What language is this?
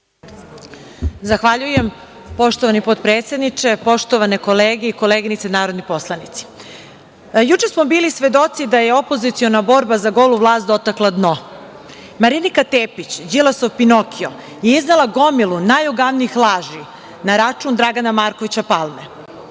Serbian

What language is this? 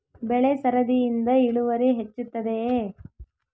Kannada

